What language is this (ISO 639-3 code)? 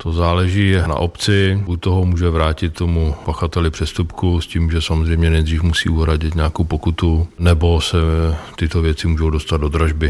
ces